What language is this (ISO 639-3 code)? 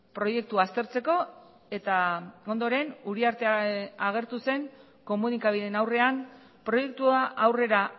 eus